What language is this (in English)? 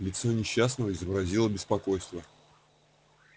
Russian